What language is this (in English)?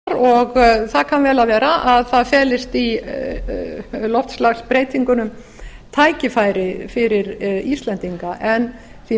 Icelandic